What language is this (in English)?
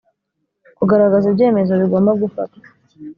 Kinyarwanda